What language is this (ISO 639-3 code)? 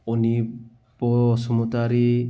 brx